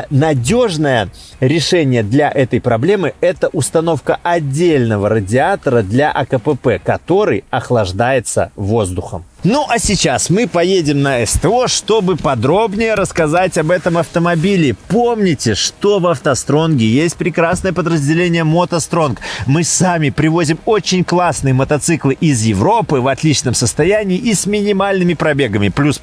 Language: Russian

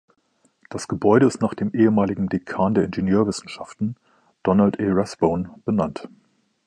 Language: German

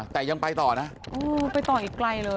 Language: Thai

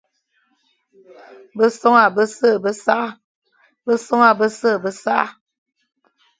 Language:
Fang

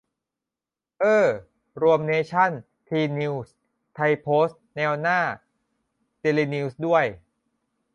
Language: Thai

